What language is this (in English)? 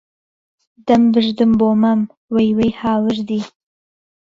Central Kurdish